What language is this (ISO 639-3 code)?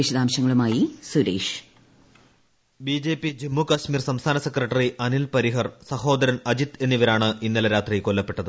mal